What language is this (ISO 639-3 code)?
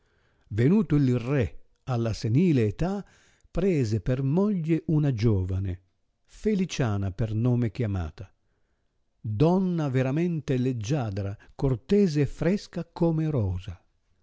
ita